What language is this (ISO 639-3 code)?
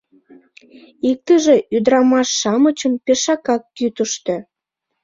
chm